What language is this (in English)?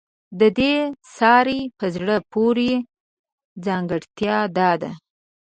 Pashto